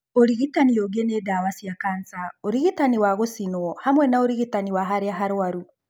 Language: Kikuyu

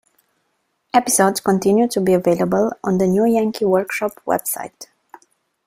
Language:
English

